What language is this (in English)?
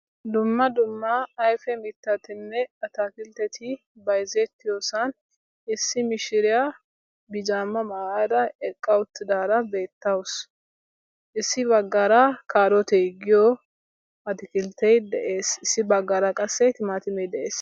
Wolaytta